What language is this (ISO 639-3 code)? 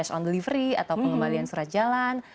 ind